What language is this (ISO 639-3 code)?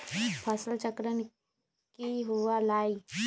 mag